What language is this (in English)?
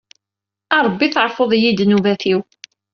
Kabyle